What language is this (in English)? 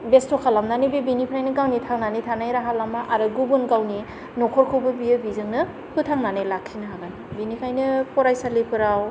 Bodo